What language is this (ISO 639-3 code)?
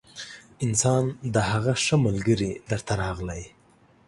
pus